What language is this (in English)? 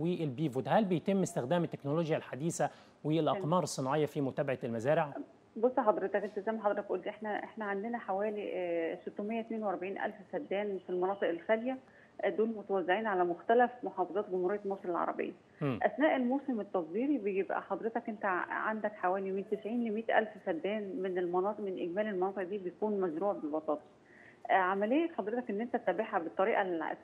Arabic